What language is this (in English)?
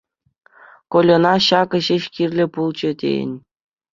Chuvash